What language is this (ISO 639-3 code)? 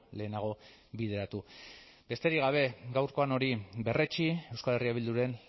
eus